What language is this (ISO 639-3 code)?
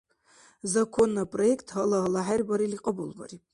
dar